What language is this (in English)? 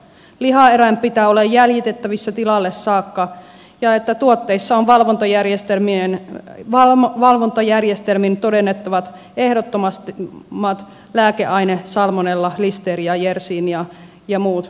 Finnish